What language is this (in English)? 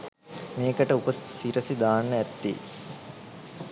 Sinhala